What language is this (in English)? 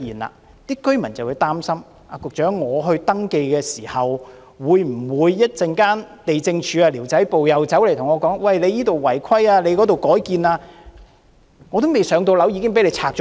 Cantonese